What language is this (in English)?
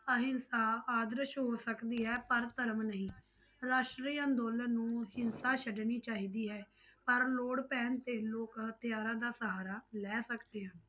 Punjabi